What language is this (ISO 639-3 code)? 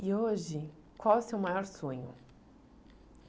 por